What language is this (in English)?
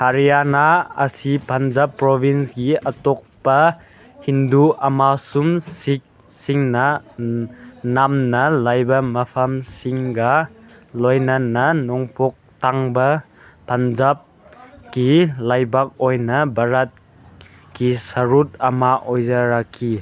Manipuri